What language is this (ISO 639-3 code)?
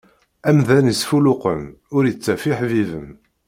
kab